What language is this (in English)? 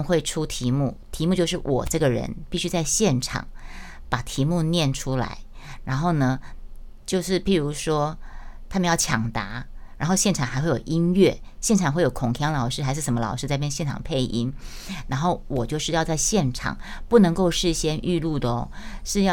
Chinese